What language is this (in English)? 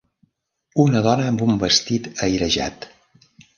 Catalan